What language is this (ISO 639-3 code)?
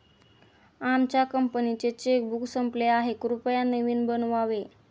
mar